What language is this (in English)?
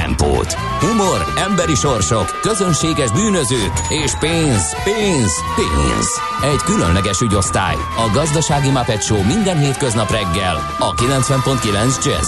Hungarian